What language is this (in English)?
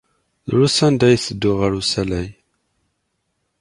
Kabyle